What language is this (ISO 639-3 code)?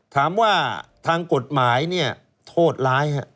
tha